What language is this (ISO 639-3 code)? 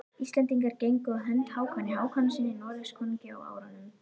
isl